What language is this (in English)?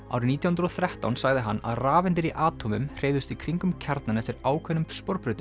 Icelandic